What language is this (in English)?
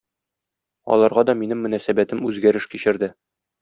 Tatar